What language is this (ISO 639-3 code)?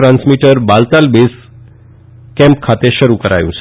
guj